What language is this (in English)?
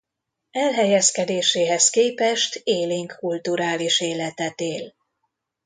Hungarian